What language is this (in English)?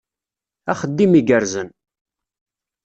Kabyle